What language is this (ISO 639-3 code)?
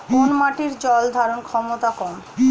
ben